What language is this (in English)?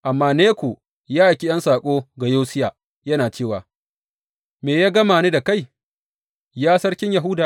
Hausa